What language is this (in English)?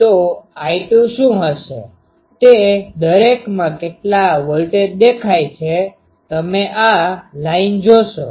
Gujarati